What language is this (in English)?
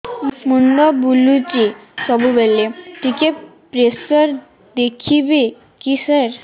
Odia